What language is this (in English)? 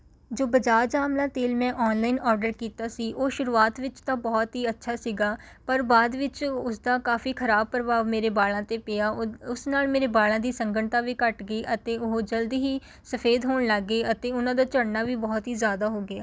Punjabi